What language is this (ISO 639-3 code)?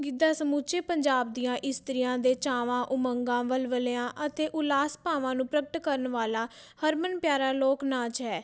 pan